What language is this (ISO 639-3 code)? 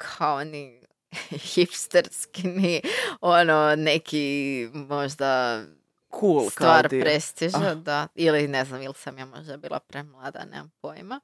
hrv